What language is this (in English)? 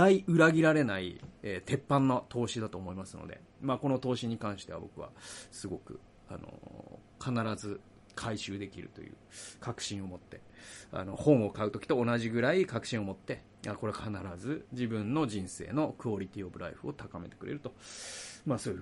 Japanese